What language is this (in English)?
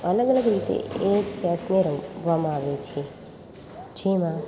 Gujarati